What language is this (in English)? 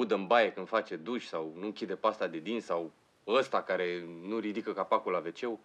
Romanian